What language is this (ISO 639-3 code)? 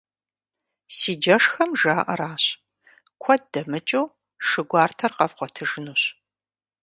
kbd